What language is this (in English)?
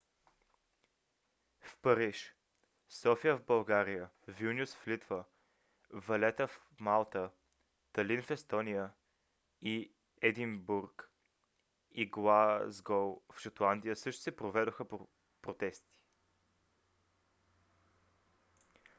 Bulgarian